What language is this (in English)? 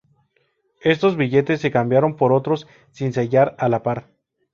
Spanish